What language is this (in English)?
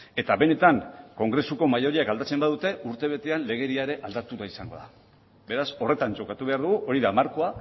Basque